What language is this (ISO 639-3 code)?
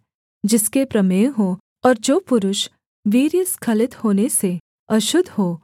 hin